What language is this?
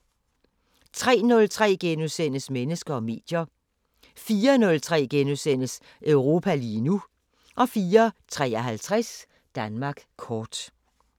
Danish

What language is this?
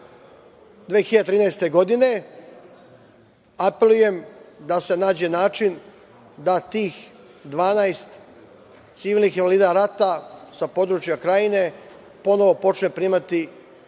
Serbian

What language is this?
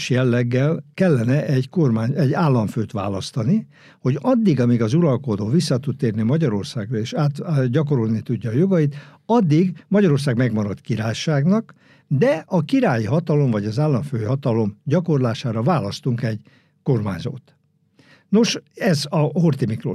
Hungarian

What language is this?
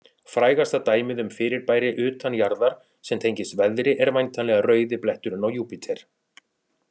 Icelandic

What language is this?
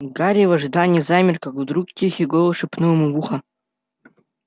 Russian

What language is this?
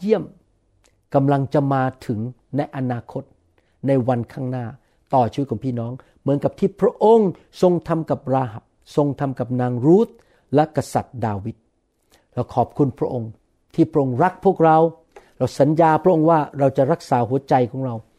Thai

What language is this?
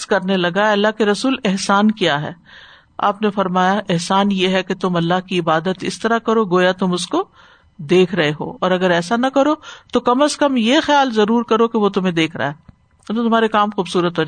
Urdu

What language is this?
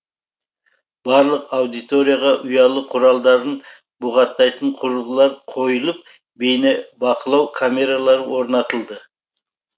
Kazakh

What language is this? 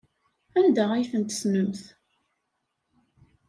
Kabyle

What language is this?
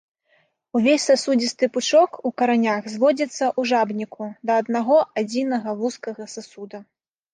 Belarusian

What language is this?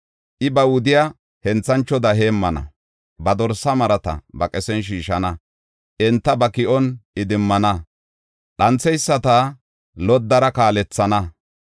Gofa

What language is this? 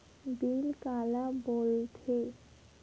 Chhattisgarhi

